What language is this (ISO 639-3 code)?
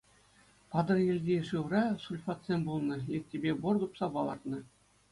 chv